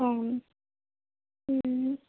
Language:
Telugu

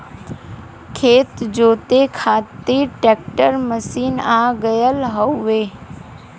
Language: Bhojpuri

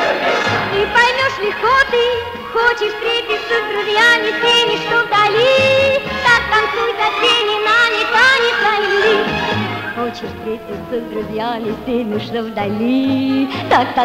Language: Russian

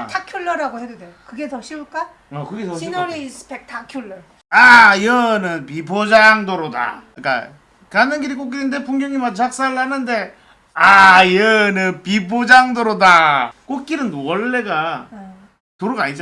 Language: Korean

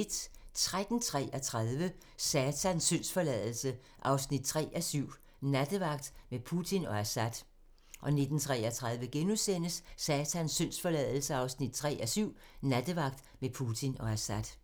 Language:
Danish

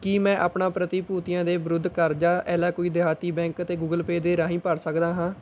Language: Punjabi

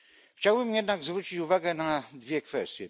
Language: Polish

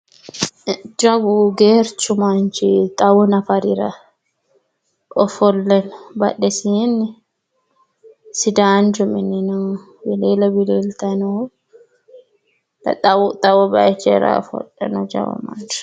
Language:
Sidamo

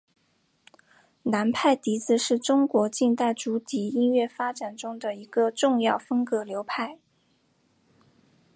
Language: Chinese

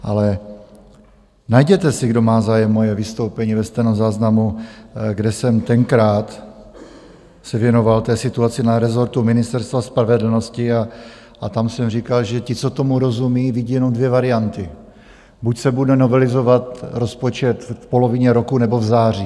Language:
Czech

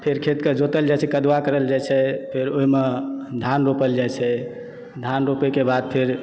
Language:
Maithili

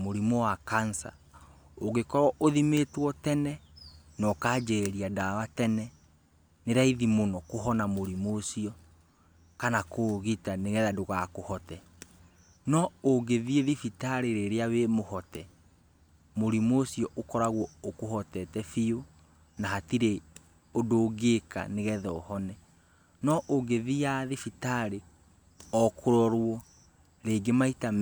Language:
Kikuyu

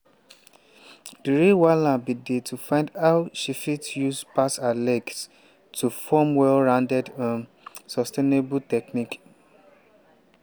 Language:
Nigerian Pidgin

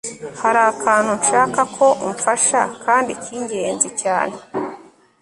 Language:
Kinyarwanda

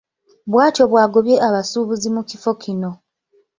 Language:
Ganda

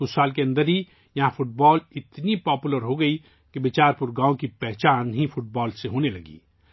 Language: Urdu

